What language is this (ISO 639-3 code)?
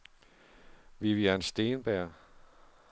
dan